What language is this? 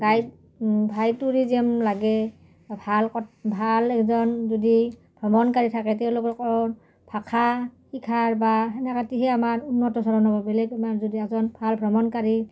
Assamese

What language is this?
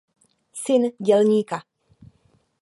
Czech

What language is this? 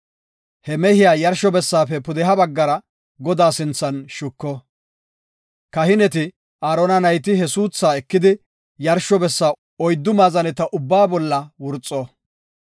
Gofa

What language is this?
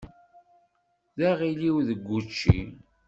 Kabyle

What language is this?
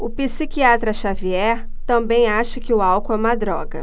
Portuguese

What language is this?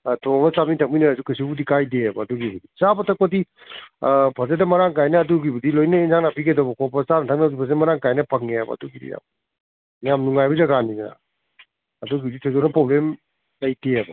Manipuri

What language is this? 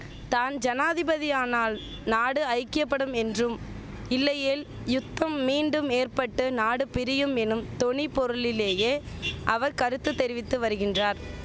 Tamil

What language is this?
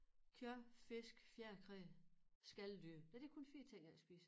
Danish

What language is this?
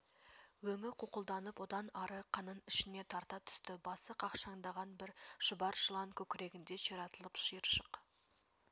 Kazakh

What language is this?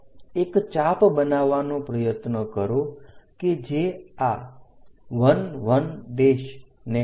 Gujarati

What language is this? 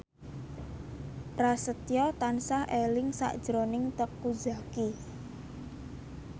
Javanese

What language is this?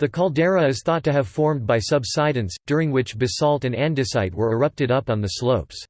English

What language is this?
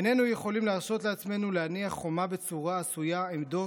Hebrew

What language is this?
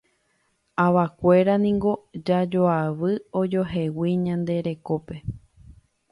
Guarani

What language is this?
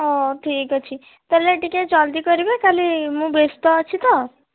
Odia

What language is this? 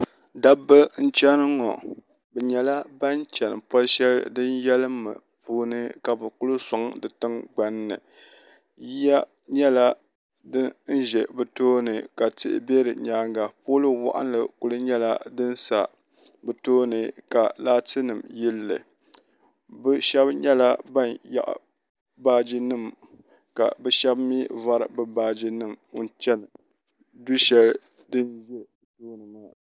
Dagbani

